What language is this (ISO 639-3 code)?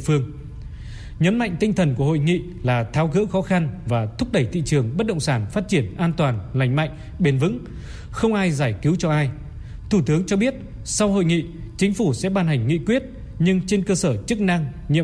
vie